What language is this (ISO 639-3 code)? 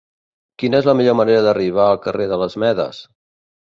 cat